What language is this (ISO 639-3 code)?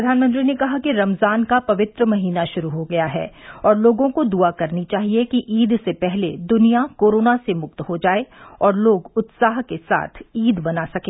hin